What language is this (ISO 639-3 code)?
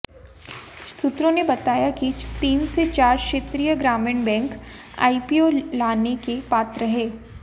hin